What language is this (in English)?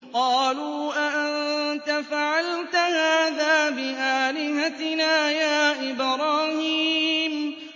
Arabic